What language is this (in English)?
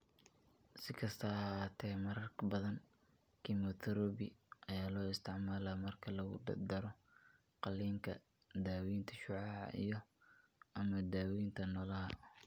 Somali